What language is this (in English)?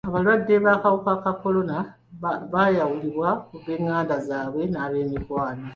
Ganda